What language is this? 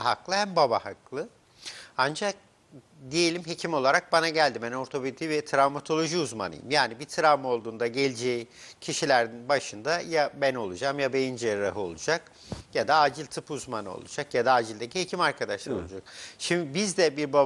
Turkish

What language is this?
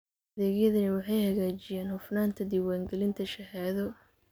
Somali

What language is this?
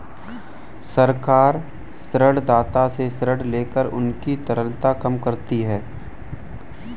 Hindi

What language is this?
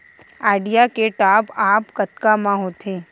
Chhattisgarhi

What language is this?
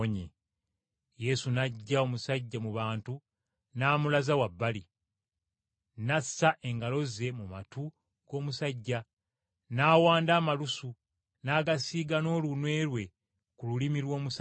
Ganda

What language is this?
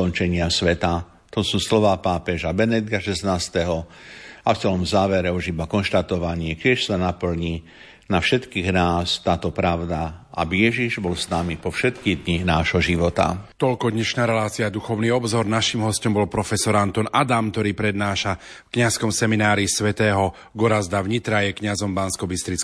Slovak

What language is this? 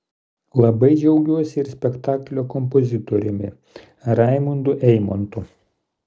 Lithuanian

